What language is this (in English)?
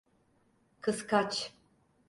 Turkish